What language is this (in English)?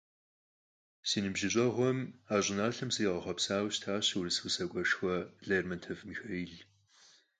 Kabardian